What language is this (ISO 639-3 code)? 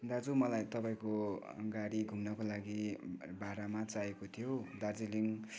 nep